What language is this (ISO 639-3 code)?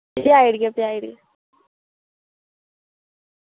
doi